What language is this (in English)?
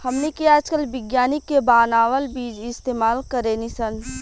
Bhojpuri